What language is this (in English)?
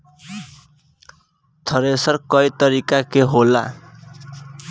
Bhojpuri